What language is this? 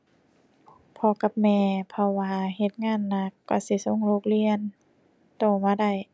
Thai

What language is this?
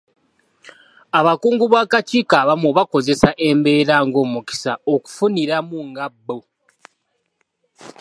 Ganda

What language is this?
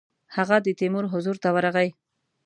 Pashto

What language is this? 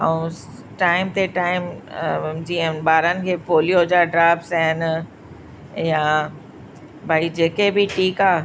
Sindhi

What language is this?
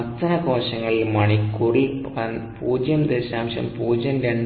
Malayalam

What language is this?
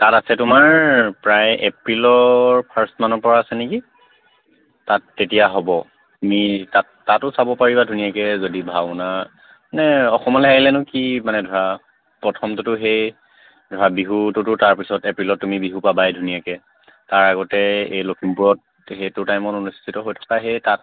Assamese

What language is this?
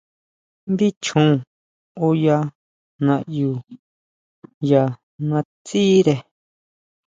Huautla Mazatec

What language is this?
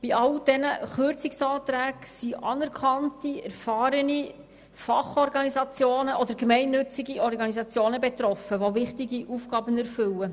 Swiss German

